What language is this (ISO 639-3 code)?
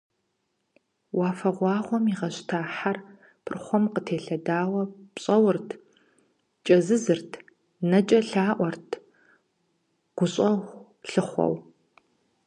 kbd